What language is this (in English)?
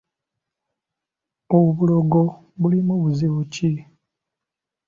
Ganda